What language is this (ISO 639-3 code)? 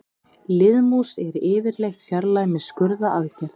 isl